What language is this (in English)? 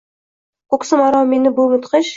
Uzbek